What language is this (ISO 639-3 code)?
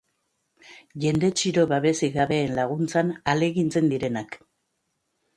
eus